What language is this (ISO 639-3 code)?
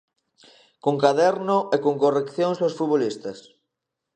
glg